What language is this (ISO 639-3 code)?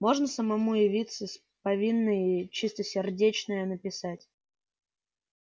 rus